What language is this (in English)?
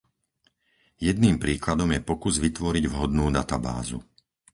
Slovak